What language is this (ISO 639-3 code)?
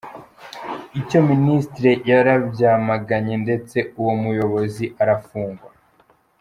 kin